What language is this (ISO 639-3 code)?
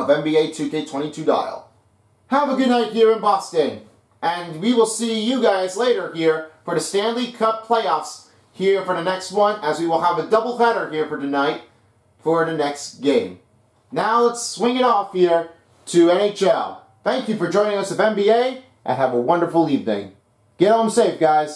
eng